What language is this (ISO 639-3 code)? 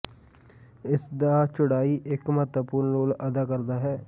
pan